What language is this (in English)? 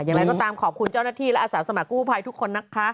Thai